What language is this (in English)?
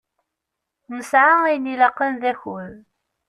Kabyle